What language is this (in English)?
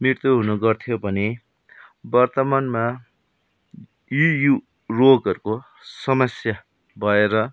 Nepali